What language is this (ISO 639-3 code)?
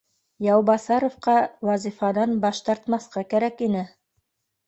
bak